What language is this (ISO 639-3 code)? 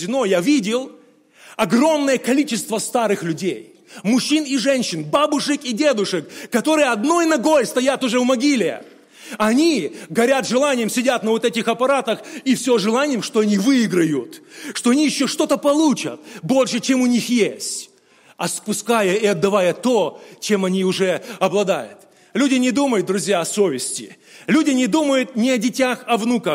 rus